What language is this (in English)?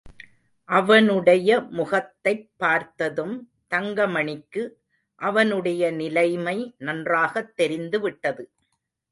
Tamil